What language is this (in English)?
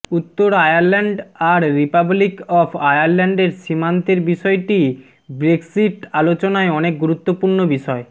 Bangla